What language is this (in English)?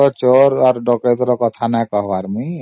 Odia